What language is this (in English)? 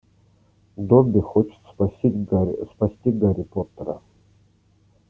Russian